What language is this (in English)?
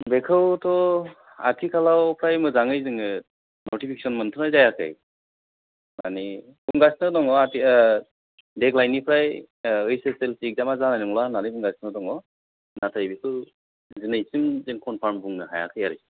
Bodo